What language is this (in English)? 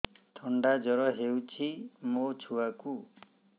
Odia